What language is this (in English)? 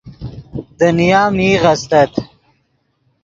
Yidgha